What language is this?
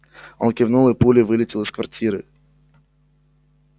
Russian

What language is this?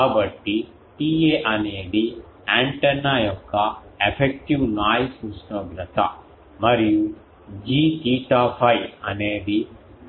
Telugu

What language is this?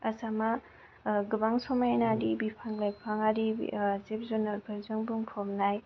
Bodo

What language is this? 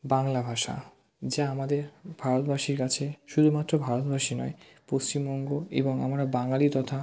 Bangla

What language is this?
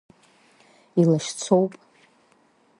Abkhazian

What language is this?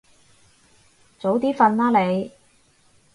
Cantonese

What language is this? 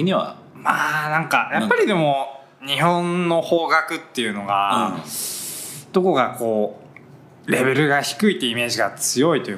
Japanese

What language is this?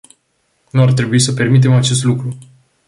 Romanian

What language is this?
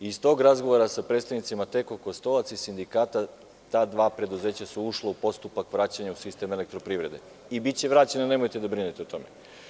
Serbian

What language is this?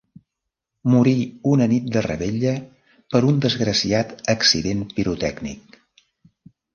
Catalan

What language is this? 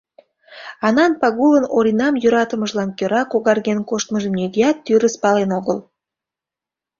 Mari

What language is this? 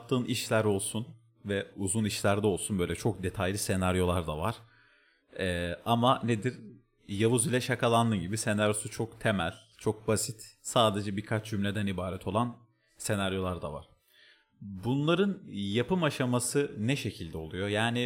Turkish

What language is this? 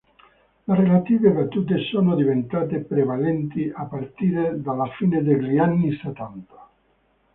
Italian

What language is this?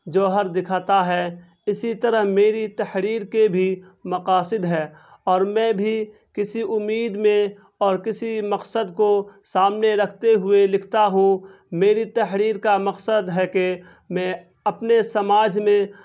Urdu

